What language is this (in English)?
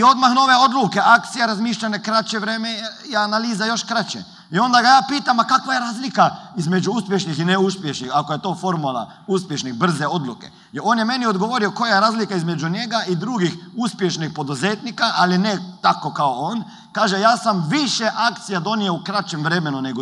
Croatian